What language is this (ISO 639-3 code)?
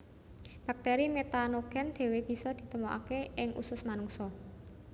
jav